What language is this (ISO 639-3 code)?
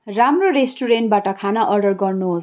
nep